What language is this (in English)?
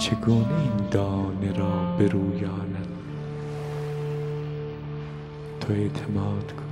Persian